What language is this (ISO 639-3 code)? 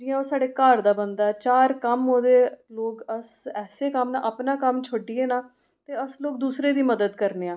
doi